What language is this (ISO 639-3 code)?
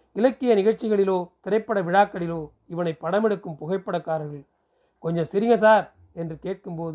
tam